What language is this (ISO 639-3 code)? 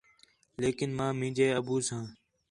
xhe